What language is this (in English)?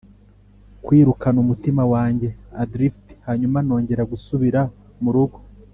Kinyarwanda